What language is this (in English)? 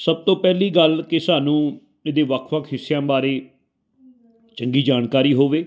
Punjabi